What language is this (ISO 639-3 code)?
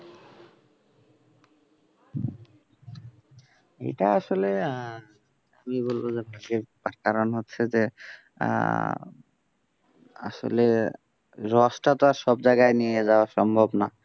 ben